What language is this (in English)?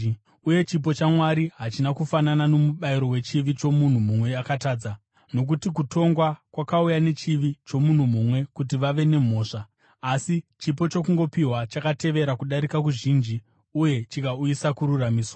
Shona